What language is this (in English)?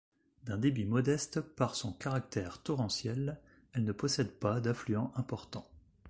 French